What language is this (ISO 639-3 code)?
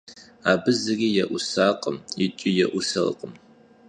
kbd